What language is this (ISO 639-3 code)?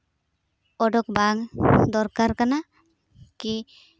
sat